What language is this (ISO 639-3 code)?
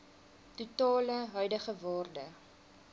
afr